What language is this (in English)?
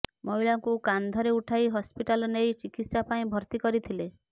Odia